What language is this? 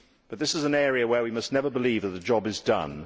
English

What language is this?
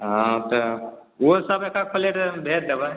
Maithili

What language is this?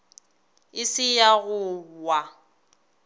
Northern Sotho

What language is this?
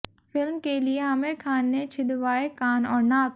Hindi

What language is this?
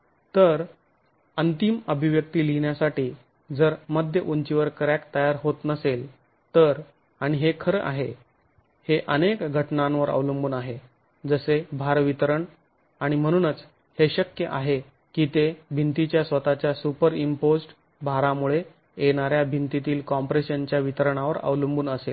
Marathi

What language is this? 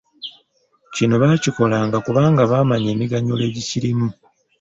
Ganda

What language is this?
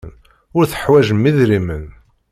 Kabyle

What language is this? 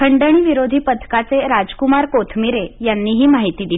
Marathi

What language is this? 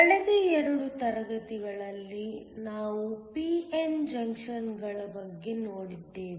Kannada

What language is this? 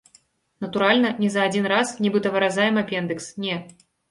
Belarusian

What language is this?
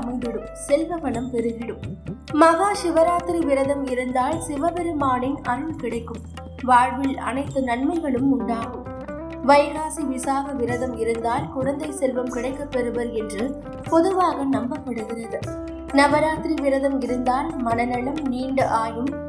Tamil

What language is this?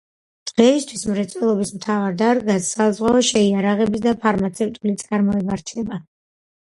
Georgian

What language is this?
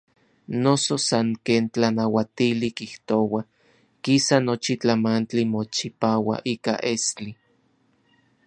Orizaba Nahuatl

